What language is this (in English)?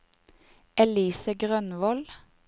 Norwegian